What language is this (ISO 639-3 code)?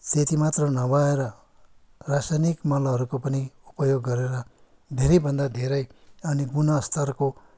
nep